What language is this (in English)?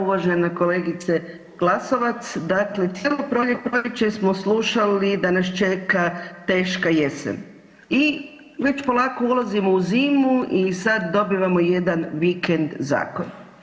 Croatian